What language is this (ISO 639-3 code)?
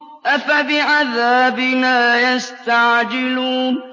ara